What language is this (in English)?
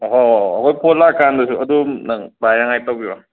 Manipuri